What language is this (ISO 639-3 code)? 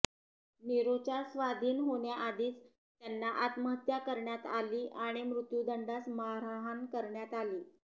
mar